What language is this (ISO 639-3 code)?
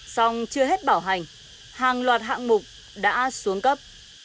vie